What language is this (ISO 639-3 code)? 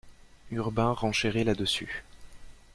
fra